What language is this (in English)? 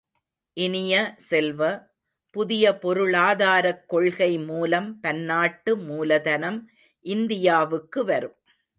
Tamil